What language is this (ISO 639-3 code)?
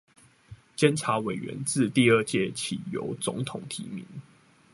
zho